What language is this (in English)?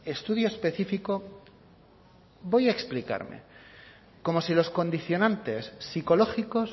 Spanish